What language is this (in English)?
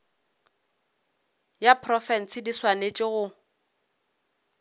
Northern Sotho